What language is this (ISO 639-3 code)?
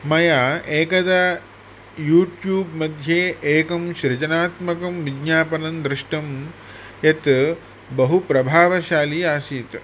san